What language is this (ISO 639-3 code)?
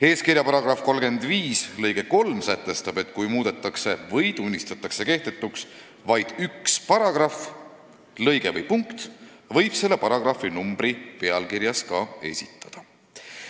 est